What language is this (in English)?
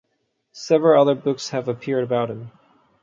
English